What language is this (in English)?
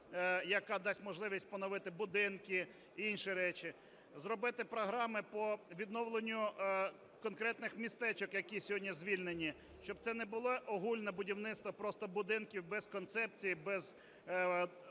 Ukrainian